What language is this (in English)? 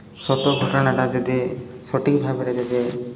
Odia